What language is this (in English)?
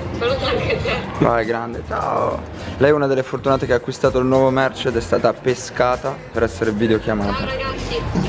Italian